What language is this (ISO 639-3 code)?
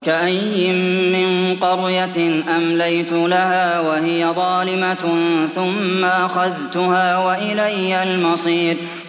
ara